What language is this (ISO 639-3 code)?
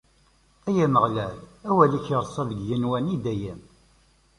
kab